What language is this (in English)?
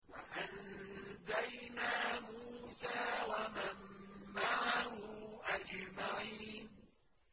Arabic